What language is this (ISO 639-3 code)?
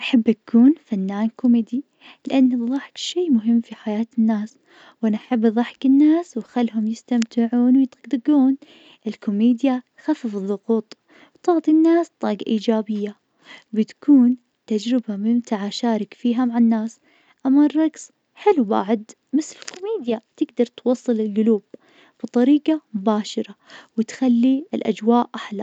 ars